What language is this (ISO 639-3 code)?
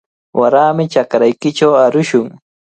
qvl